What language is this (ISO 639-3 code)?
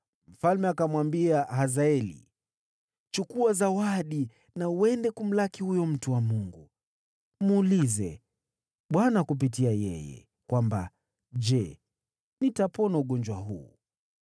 swa